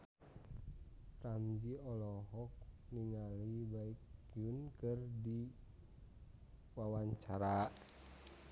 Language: Sundanese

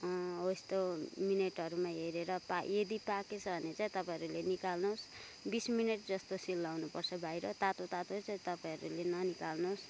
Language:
Nepali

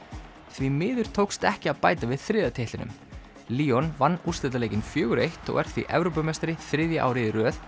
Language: Icelandic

